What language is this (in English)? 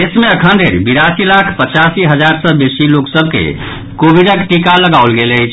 Maithili